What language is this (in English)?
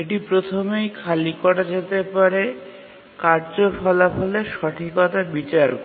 Bangla